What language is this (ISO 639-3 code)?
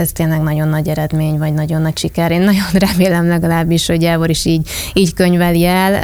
hun